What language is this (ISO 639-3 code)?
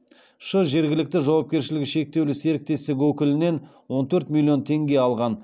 kaz